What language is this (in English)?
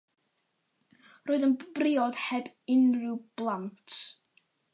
Welsh